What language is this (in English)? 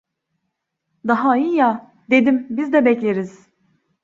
Turkish